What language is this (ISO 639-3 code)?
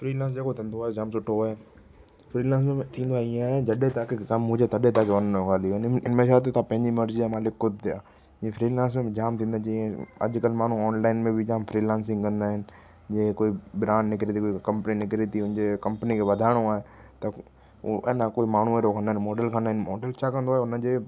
snd